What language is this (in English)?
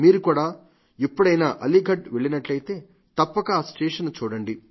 Telugu